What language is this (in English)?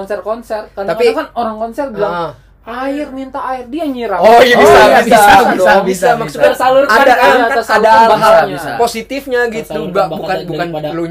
Indonesian